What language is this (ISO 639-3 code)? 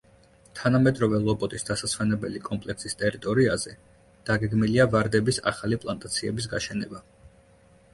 kat